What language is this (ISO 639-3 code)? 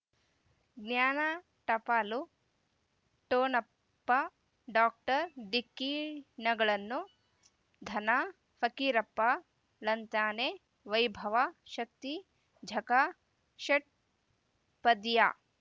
kan